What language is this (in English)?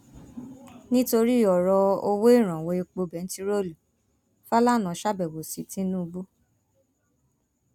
Yoruba